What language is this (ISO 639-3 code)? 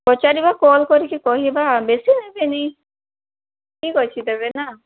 ori